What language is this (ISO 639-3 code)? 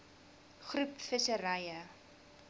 afr